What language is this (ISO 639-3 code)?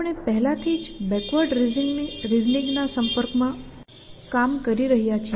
guj